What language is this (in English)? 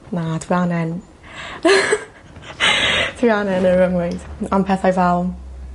Welsh